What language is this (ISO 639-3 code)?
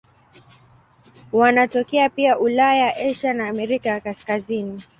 swa